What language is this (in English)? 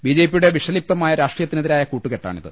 Malayalam